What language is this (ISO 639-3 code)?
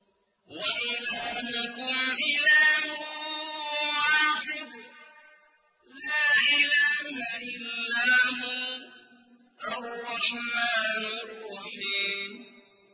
ara